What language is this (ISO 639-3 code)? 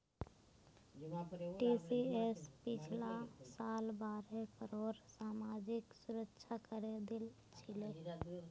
mag